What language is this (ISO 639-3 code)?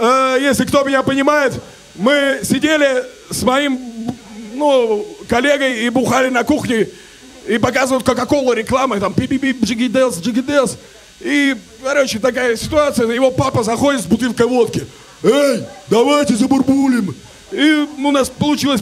rus